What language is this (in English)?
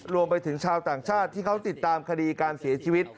Thai